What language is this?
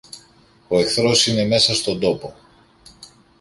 Greek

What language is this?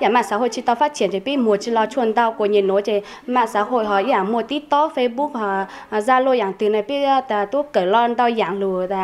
Vietnamese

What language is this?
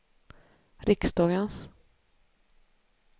Swedish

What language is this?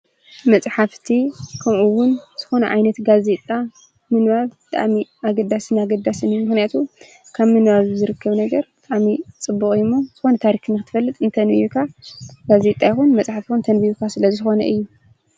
Tigrinya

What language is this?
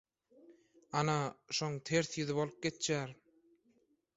Turkmen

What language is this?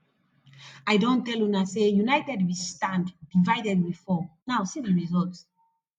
Nigerian Pidgin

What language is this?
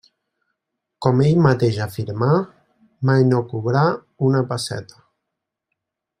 Catalan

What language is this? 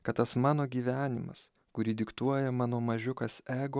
Lithuanian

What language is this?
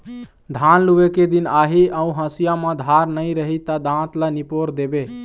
Chhattisgarhi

